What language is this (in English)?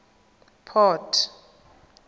Tswana